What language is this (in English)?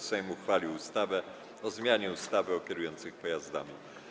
Polish